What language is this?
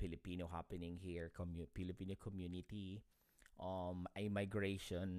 Filipino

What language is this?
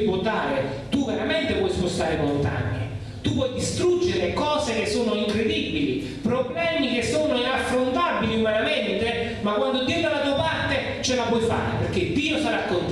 Italian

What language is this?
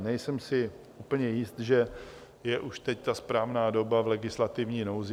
Czech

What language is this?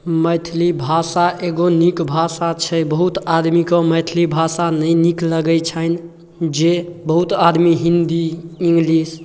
Maithili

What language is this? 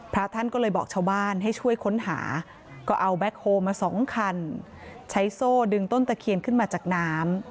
Thai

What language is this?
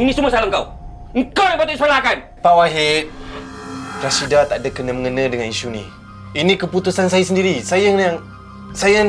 Malay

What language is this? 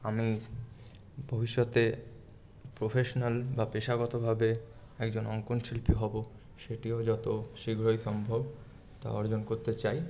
Bangla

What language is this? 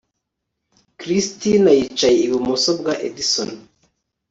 Kinyarwanda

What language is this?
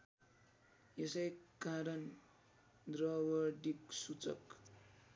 Nepali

